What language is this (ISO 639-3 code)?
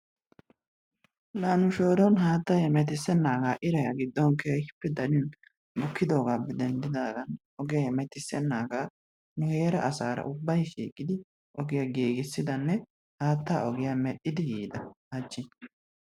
wal